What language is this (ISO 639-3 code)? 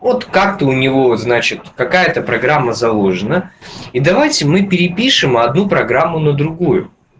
rus